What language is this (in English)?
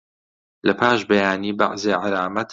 Central Kurdish